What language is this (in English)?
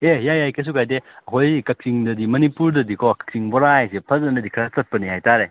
Manipuri